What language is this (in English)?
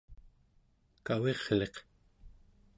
Central Yupik